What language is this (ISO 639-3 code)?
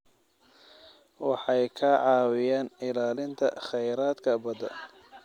som